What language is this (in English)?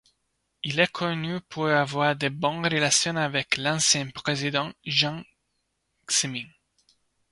French